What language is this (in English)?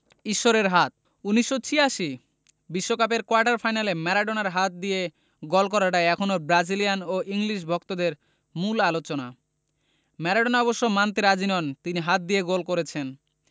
Bangla